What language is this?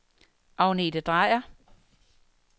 Danish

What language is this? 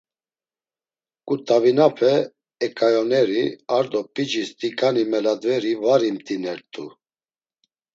Laz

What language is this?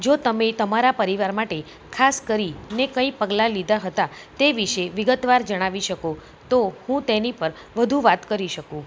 Gujarati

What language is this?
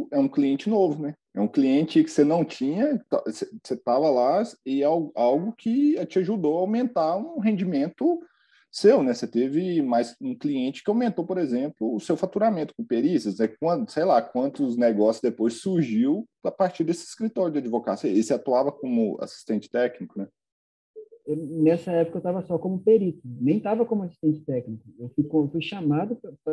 Portuguese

